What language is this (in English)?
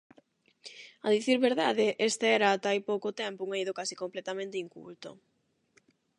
Galician